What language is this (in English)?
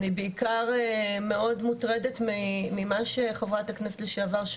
Hebrew